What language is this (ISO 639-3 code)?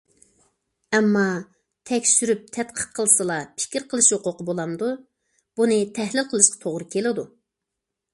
uig